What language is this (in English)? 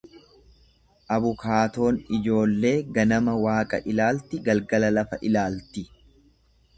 Oromo